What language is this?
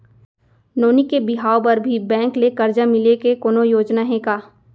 Chhattisgarhi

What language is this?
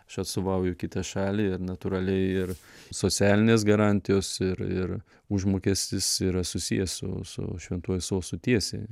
Lithuanian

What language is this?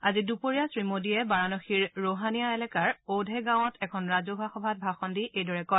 Assamese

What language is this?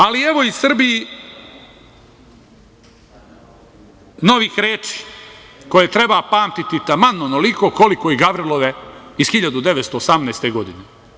Serbian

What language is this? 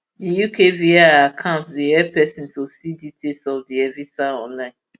Nigerian Pidgin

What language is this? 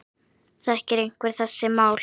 Icelandic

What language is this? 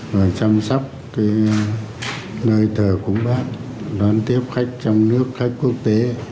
Vietnamese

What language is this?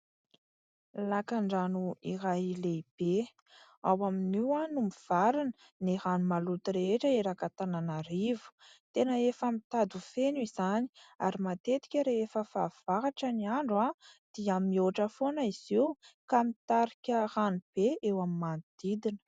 Malagasy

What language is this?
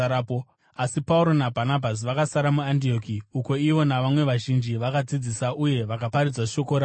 Shona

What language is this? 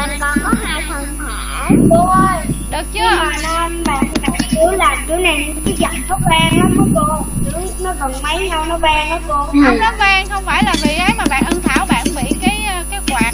Vietnamese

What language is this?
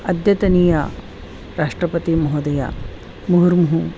Sanskrit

